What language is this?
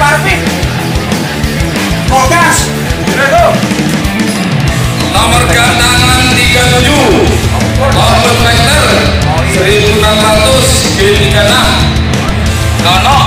Indonesian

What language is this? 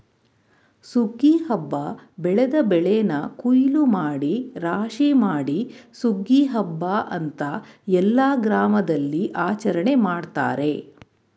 Kannada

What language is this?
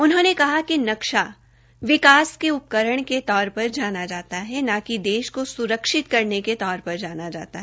Hindi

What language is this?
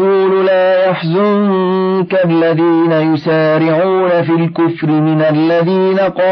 Arabic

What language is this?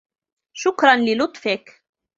Arabic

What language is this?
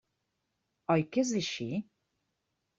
Catalan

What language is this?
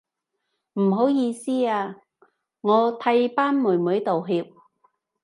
Cantonese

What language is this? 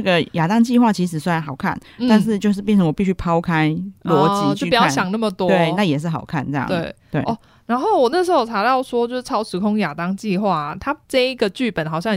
Chinese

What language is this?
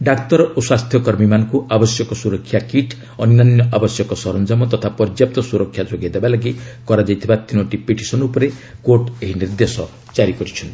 Odia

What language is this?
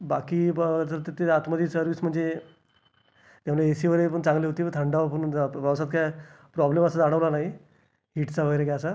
Marathi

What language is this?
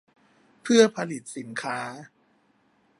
Thai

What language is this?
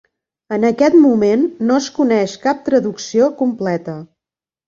Catalan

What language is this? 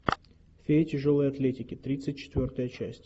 Russian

